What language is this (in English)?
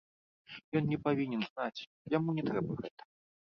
Belarusian